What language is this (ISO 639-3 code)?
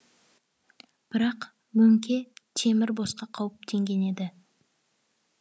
kaz